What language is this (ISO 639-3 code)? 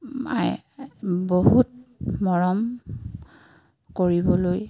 asm